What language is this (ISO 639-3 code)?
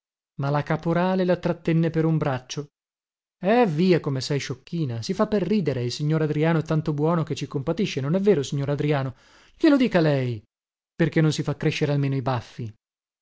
ita